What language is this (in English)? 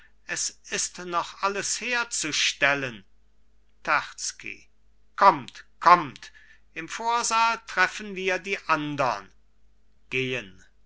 German